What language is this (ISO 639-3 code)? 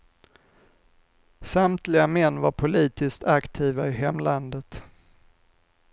swe